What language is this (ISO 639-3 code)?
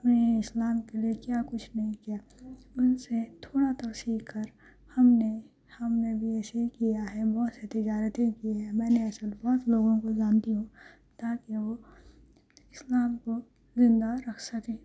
urd